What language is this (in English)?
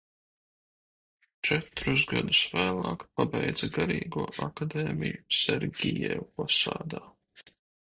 Latvian